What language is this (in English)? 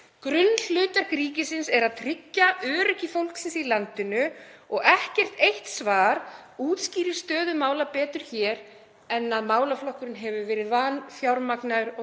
Icelandic